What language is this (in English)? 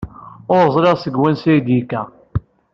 Kabyle